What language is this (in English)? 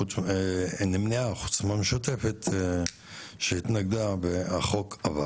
Hebrew